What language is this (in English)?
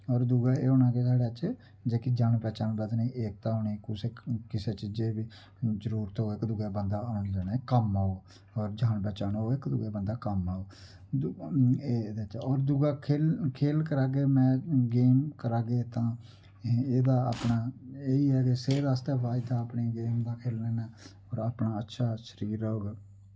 Dogri